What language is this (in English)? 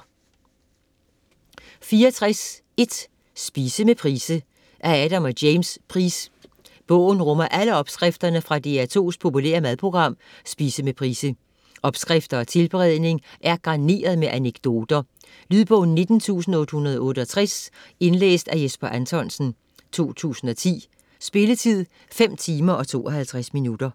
Danish